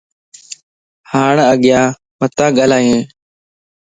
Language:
Lasi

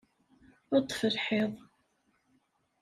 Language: Kabyle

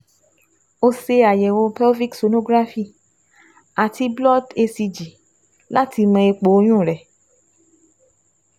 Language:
Yoruba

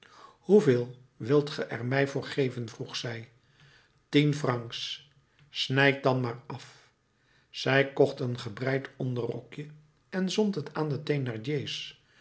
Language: Dutch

